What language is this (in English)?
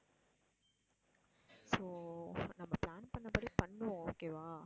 Tamil